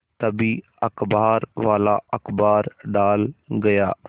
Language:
Hindi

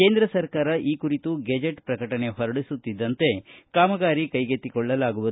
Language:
Kannada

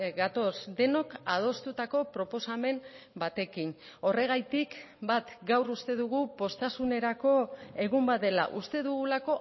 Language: Basque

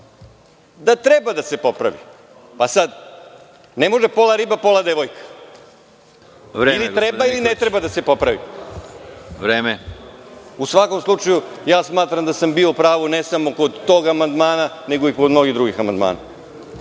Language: Serbian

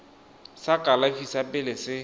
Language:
Tswana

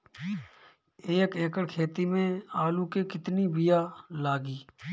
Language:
Bhojpuri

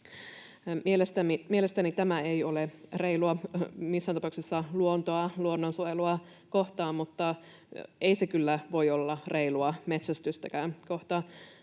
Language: Finnish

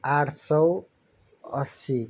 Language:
Nepali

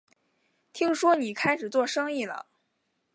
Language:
Chinese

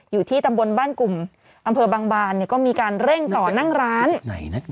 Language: Thai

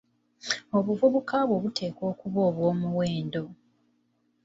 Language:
Ganda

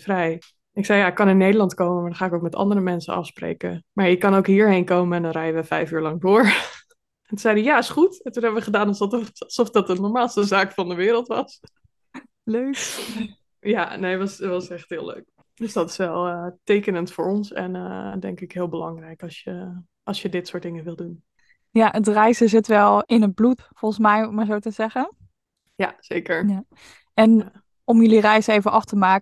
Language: Dutch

